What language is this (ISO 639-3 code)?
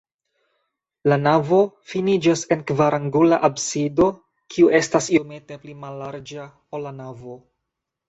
epo